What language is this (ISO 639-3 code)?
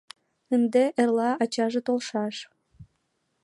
chm